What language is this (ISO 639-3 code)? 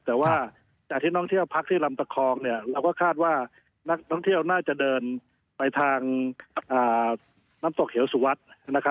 tha